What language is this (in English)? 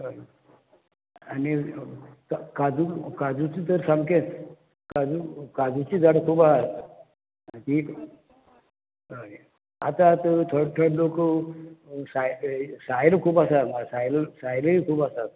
Konkani